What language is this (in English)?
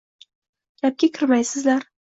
Uzbek